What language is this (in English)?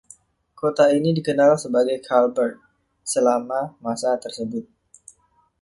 Indonesian